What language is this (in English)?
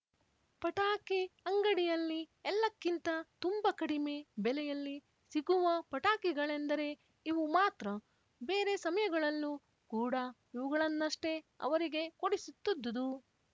Kannada